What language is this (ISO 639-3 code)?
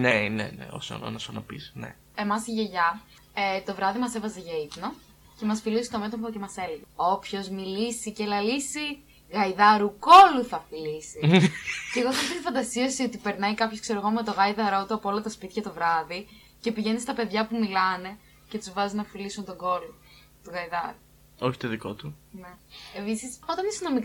ell